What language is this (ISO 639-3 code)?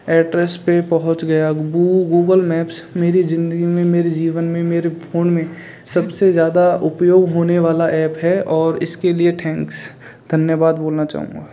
hin